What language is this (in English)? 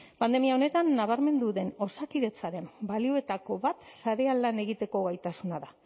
Basque